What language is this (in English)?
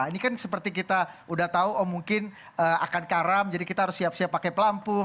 Indonesian